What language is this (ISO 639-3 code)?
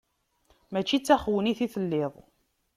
kab